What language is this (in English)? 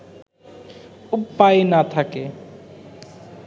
Bangla